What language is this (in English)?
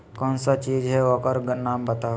Magahi